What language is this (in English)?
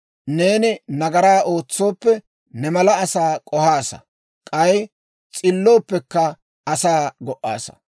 Dawro